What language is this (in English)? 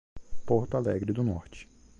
Portuguese